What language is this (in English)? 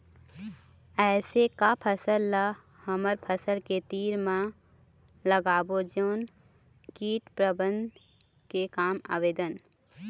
Chhattisgarhi